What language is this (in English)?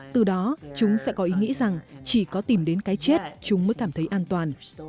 Vietnamese